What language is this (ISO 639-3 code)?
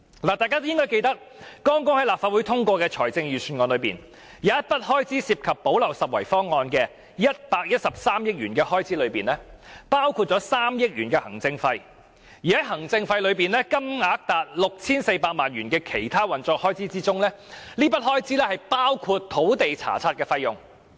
yue